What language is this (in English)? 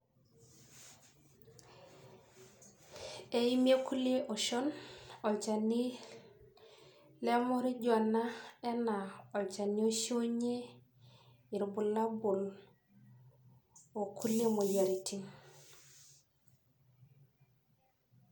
Masai